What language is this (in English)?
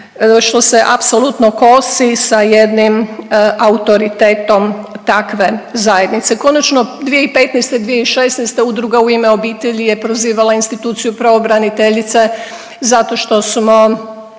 Croatian